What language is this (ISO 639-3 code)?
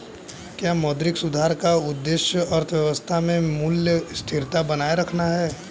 hin